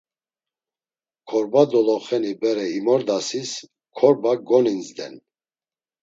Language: Laz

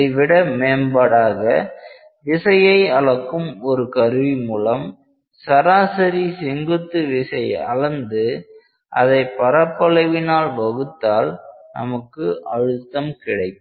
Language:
Tamil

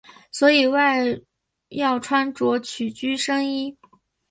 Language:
Chinese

